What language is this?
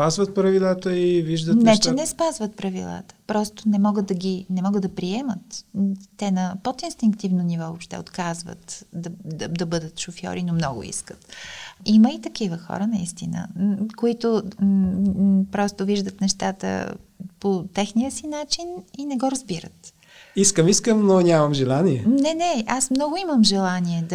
Bulgarian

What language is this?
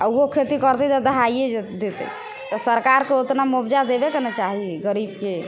Maithili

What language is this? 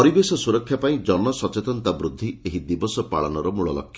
Odia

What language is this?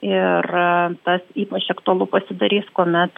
Lithuanian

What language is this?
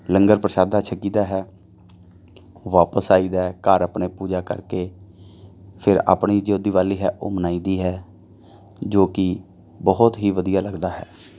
Punjabi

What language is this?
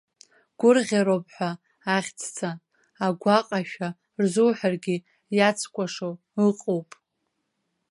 Abkhazian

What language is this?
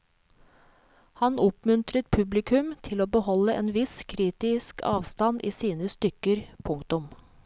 Norwegian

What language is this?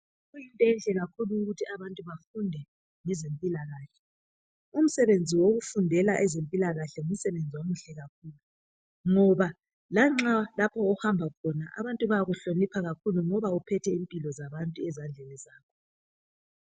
North Ndebele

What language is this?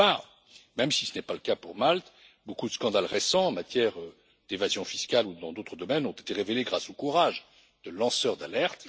French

